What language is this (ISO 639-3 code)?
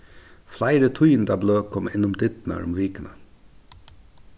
fao